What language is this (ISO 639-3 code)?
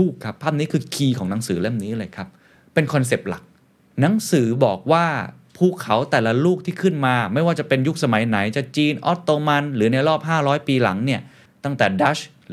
tha